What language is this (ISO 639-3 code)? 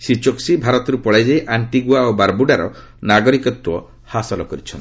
ori